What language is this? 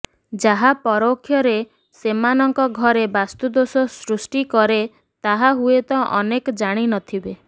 Odia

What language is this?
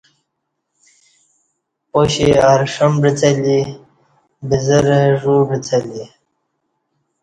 Kati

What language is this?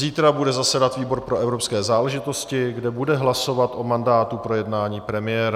Czech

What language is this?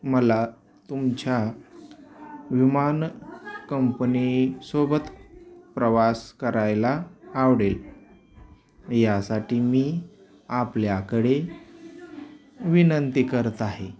Marathi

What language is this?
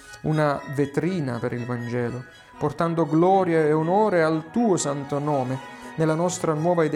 Italian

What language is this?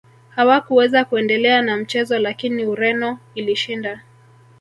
Swahili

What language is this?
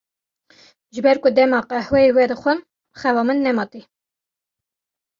Kurdish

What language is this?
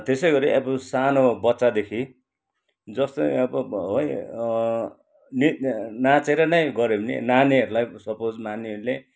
Nepali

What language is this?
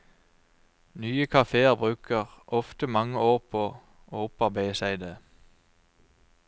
Norwegian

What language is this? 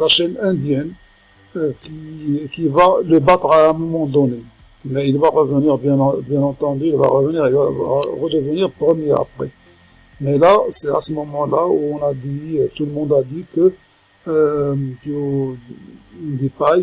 French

